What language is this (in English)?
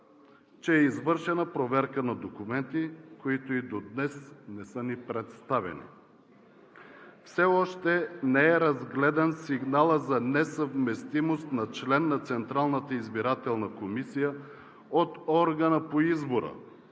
Bulgarian